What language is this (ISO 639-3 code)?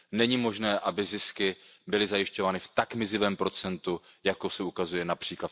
ces